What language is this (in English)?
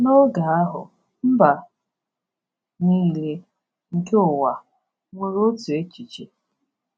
Igbo